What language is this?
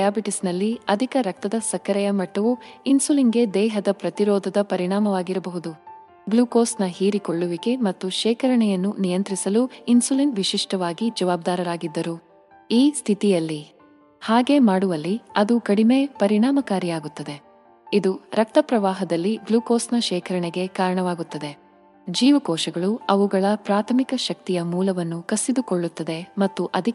Kannada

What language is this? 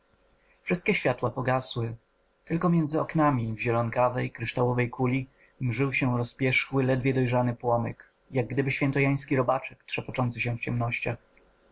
Polish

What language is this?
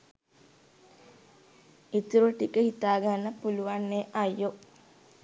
Sinhala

